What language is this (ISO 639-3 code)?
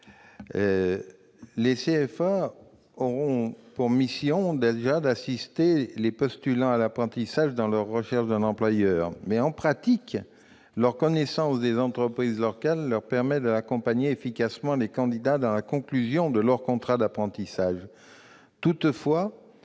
fra